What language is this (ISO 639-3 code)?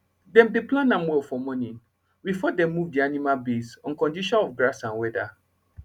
pcm